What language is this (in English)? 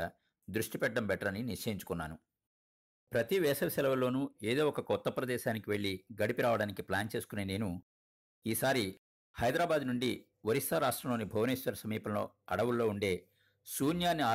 Telugu